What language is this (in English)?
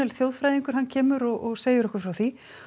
Icelandic